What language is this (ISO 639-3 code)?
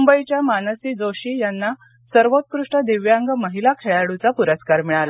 mar